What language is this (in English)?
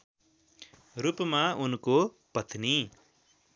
Nepali